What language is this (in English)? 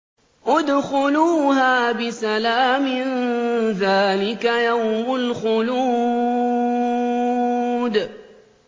Arabic